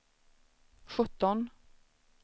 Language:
Swedish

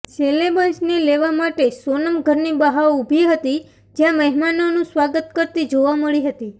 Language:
Gujarati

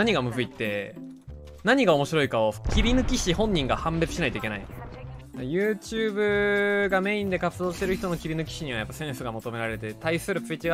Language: Japanese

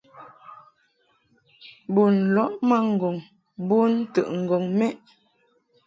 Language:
Mungaka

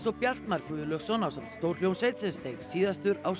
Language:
Icelandic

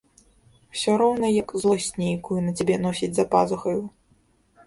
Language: Belarusian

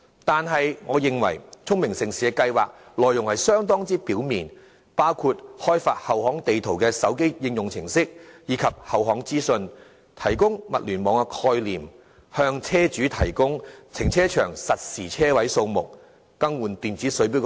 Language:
Cantonese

